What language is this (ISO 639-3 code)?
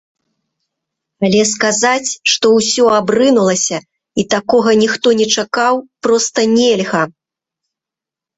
bel